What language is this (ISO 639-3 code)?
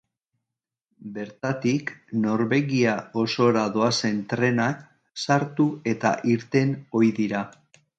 eus